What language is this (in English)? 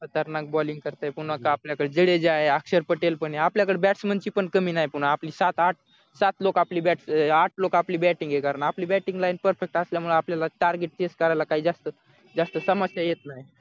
Marathi